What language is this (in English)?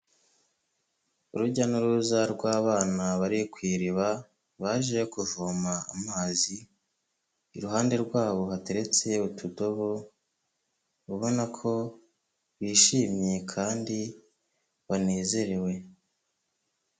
Kinyarwanda